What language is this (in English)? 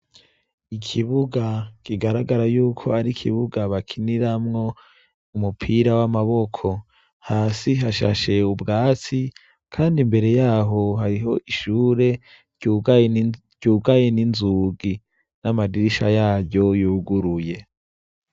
Rundi